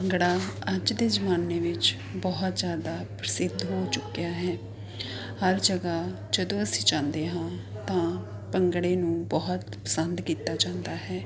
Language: Punjabi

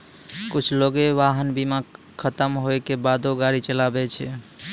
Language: Maithili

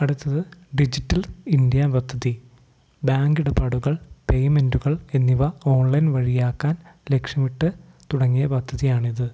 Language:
Malayalam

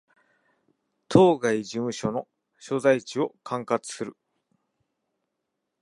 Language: Japanese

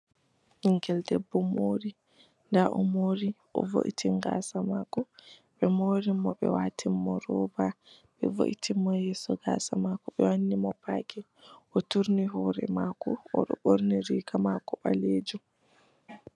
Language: Fula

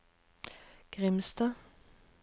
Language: Norwegian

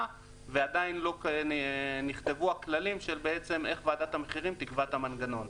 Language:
Hebrew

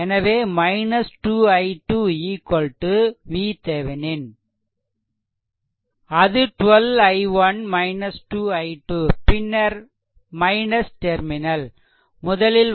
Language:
Tamil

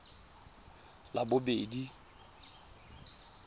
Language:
Tswana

